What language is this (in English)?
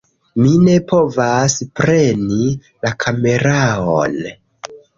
Esperanto